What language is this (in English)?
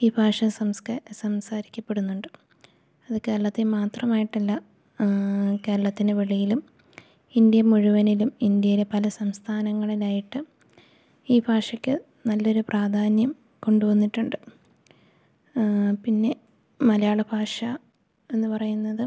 Malayalam